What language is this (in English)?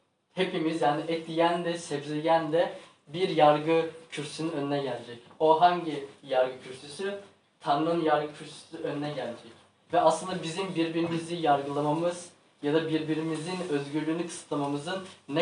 Turkish